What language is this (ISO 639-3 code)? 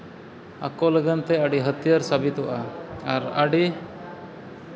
sat